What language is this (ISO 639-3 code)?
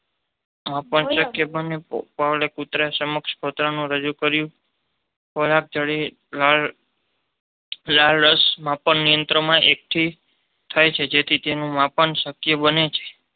guj